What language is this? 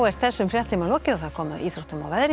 Icelandic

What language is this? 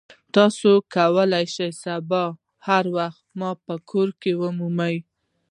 Pashto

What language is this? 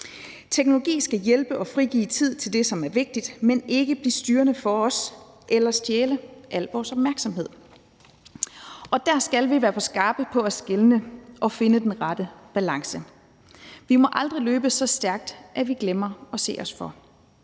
Danish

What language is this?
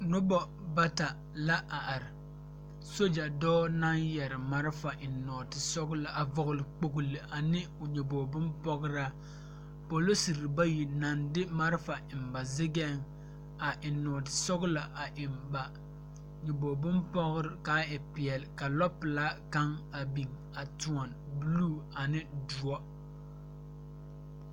Southern Dagaare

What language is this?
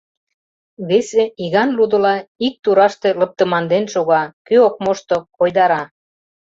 Mari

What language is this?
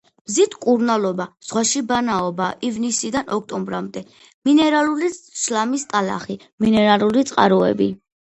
Georgian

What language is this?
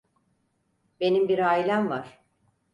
Turkish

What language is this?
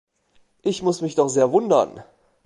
German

